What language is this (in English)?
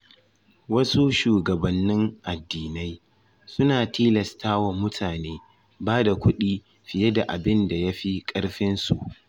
Hausa